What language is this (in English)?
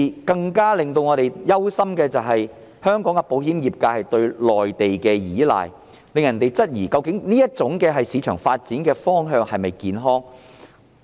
Cantonese